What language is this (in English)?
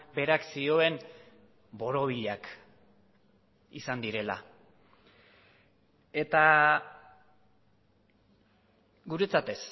Basque